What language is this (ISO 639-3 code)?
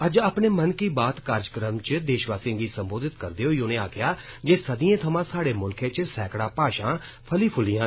doi